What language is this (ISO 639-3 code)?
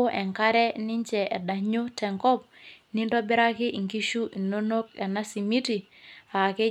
mas